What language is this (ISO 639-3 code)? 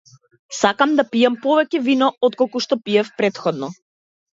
mkd